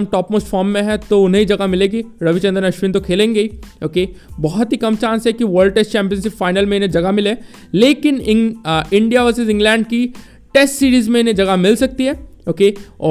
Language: Hindi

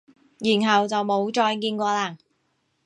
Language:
Cantonese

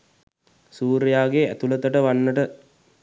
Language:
Sinhala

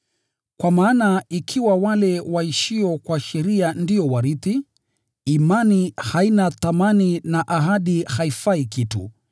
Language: Swahili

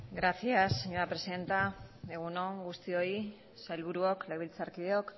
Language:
Basque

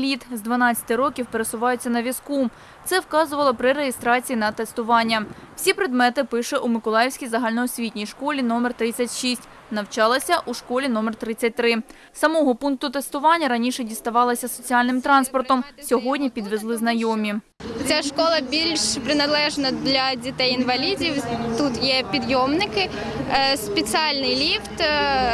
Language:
Ukrainian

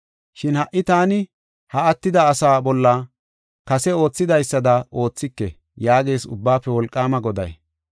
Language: Gofa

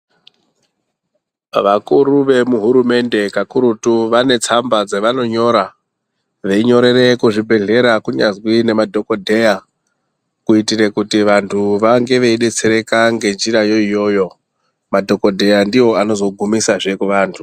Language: Ndau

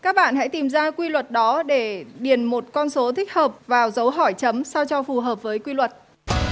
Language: Vietnamese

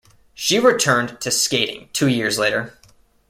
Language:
English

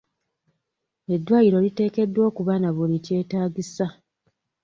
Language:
Ganda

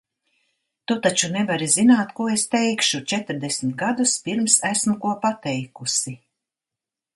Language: Latvian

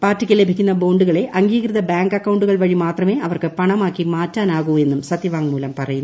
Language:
Malayalam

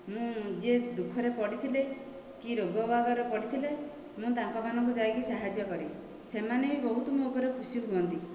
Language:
Odia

